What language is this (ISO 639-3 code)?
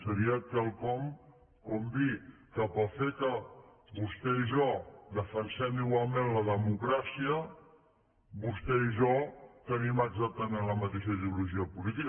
cat